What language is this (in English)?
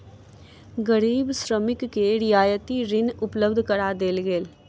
Maithili